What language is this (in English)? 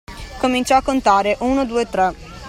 Italian